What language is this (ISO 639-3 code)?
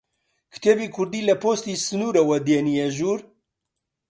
ckb